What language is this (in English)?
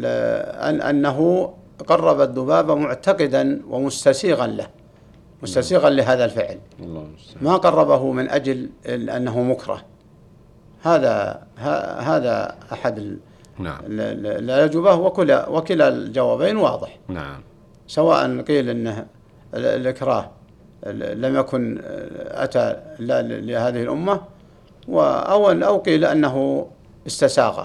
Arabic